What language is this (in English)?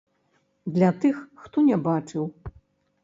Belarusian